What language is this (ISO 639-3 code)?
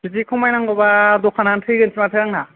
brx